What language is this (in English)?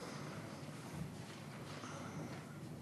Hebrew